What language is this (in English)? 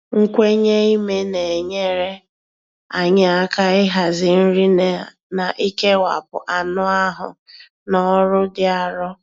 Igbo